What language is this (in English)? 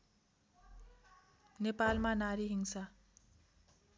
Nepali